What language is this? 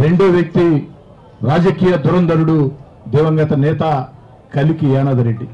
Telugu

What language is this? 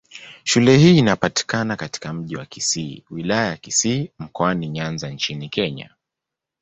Swahili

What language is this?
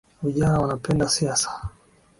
Swahili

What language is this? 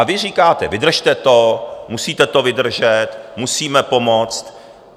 Czech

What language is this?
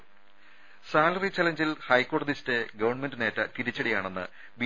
Malayalam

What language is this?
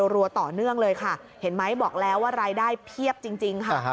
Thai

